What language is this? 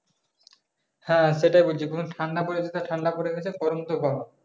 Bangla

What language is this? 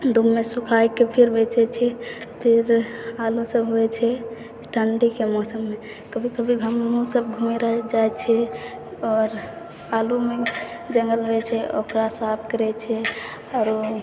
Maithili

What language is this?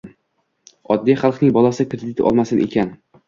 Uzbek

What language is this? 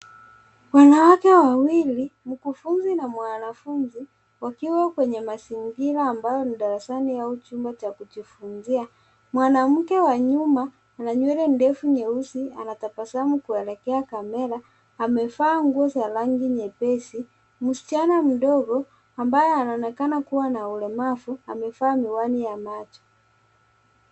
Swahili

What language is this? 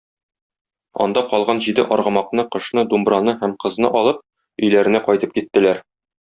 Tatar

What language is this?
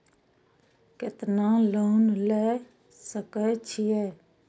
Maithili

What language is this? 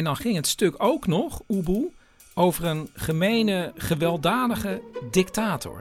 Dutch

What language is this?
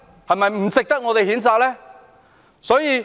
Cantonese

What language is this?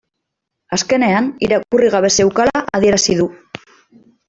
Basque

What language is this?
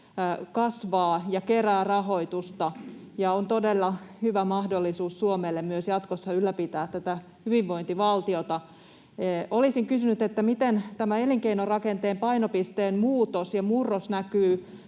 Finnish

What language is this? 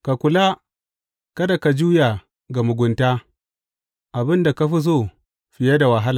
Hausa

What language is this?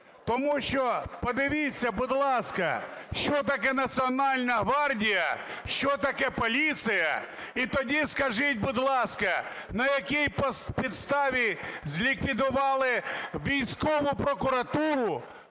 Ukrainian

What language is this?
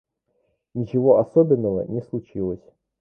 Russian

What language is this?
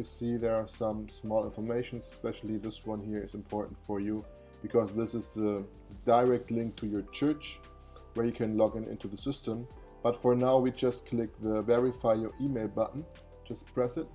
English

